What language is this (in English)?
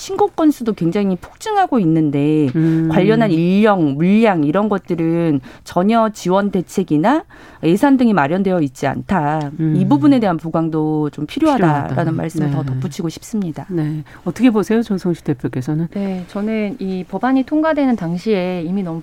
Korean